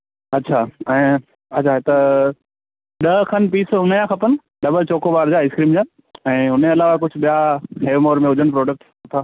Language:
Sindhi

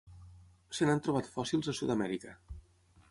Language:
Catalan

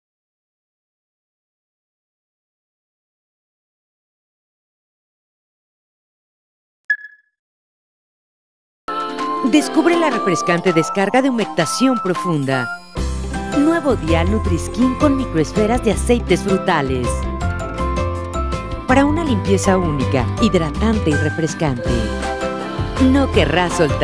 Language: Spanish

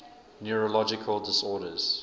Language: English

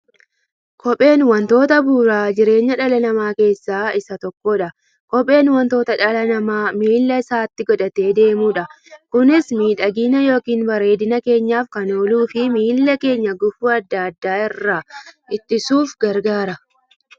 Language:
Oromo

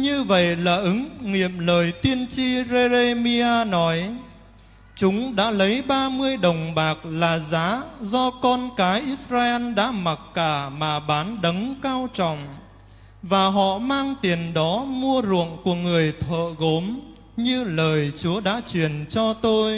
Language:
Vietnamese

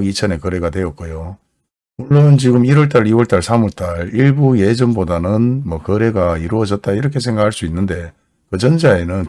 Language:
Korean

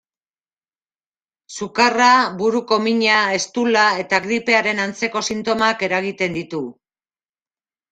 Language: Basque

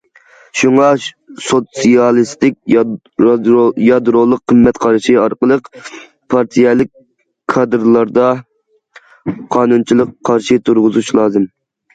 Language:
Uyghur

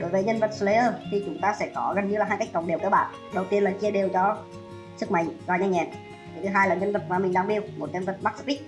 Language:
Vietnamese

